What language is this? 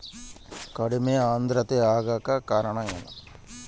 Kannada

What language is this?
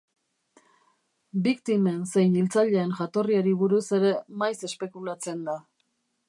Basque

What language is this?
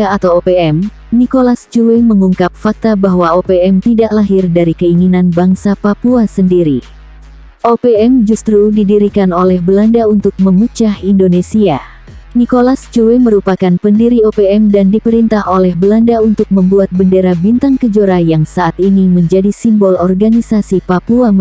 Indonesian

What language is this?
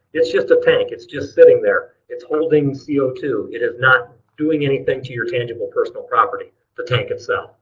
English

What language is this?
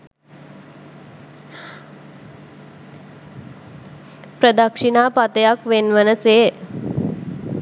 Sinhala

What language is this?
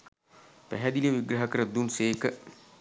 Sinhala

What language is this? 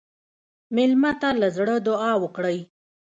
Pashto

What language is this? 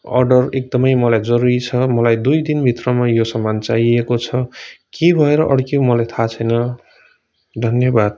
Nepali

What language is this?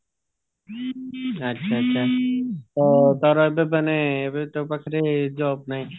Odia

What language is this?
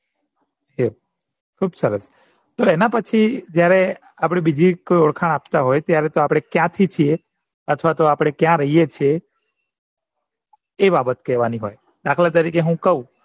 Gujarati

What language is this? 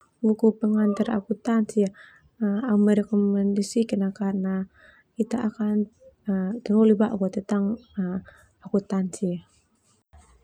Termanu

